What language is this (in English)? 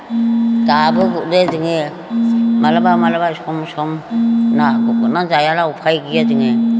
Bodo